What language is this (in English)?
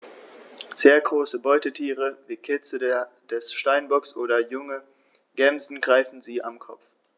German